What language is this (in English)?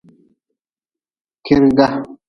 Nawdm